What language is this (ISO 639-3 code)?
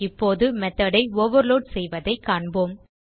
tam